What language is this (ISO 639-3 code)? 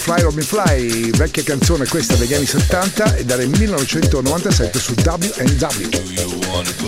ita